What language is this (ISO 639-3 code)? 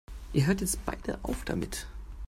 deu